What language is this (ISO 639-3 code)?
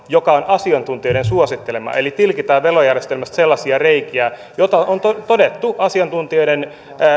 fin